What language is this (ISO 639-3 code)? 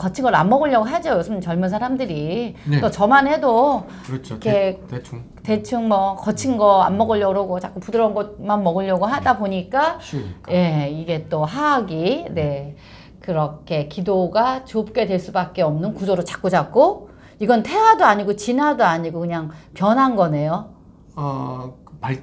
kor